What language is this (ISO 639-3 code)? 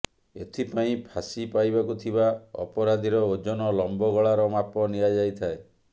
ori